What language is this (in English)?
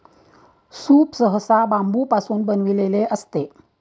Marathi